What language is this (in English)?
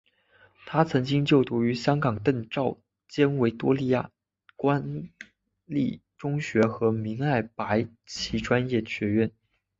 Chinese